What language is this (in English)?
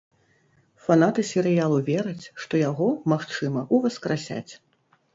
Belarusian